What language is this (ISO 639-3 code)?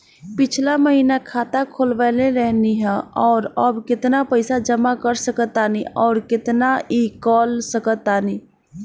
bho